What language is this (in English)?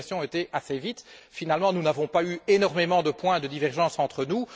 French